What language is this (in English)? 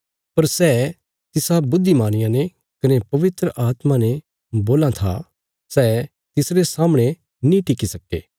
Bilaspuri